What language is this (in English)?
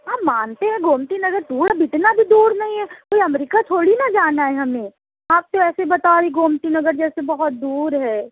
Urdu